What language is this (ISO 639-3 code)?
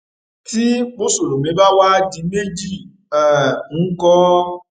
yor